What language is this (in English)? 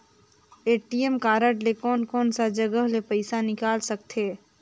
Chhattisgarhi